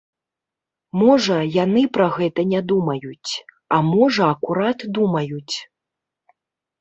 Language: Belarusian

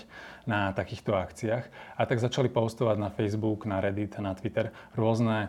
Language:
Slovak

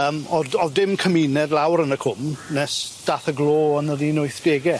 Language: Welsh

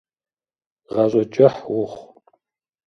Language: Kabardian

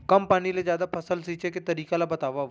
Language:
Chhattisgarhi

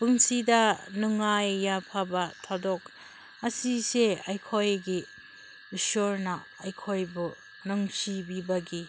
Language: Manipuri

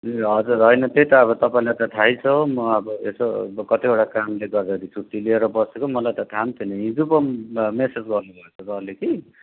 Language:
Nepali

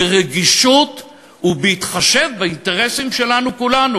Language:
Hebrew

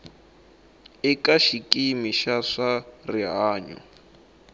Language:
Tsonga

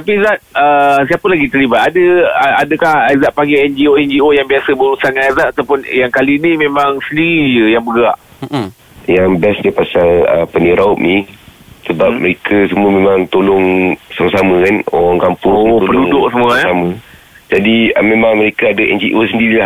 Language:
Malay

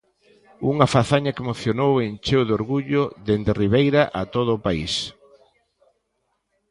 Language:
Galician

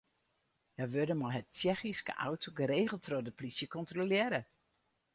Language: Western Frisian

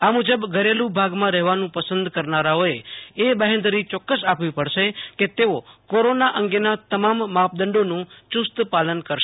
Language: Gujarati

